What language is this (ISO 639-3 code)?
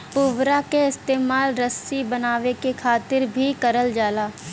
bho